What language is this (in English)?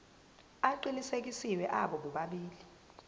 Zulu